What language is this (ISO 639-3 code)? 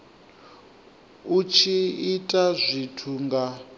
ven